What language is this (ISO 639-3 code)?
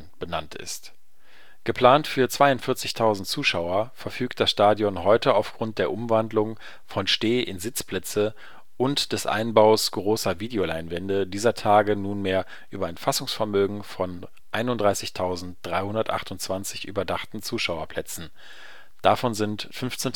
deu